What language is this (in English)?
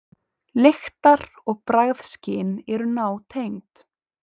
Icelandic